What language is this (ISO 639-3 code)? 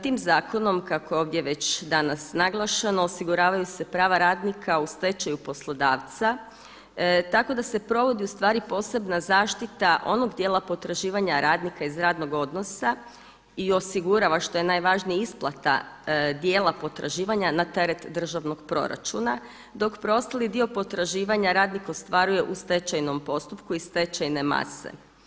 hrv